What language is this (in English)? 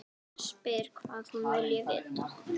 Icelandic